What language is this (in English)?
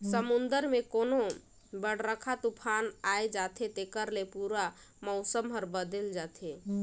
Chhattisgarhi